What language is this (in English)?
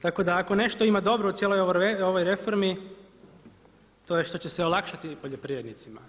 Croatian